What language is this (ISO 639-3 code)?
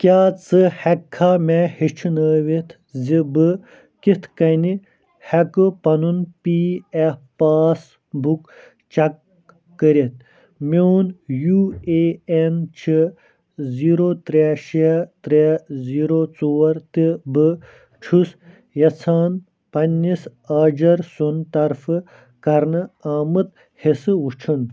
kas